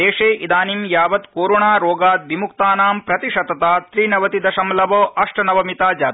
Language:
Sanskrit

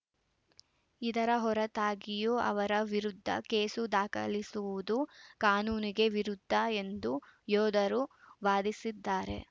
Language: Kannada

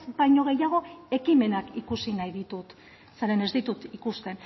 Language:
Basque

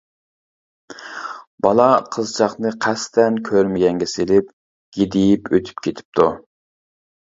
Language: Uyghur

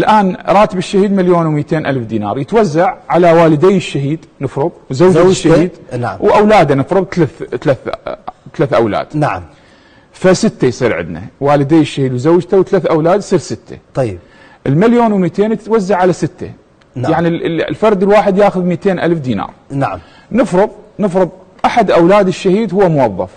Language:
Arabic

